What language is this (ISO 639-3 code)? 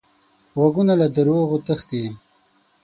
pus